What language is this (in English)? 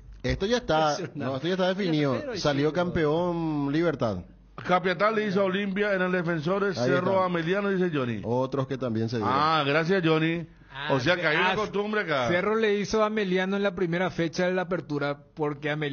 Spanish